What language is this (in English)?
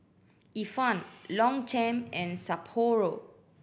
English